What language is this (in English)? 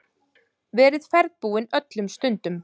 Icelandic